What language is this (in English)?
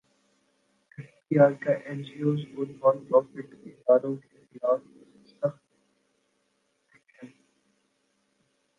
Urdu